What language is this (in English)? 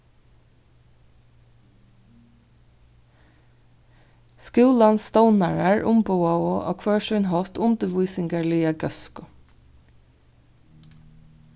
Faroese